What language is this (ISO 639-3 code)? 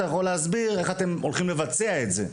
heb